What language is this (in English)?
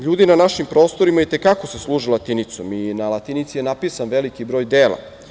Serbian